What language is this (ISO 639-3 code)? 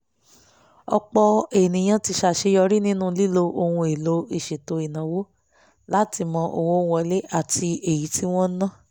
yor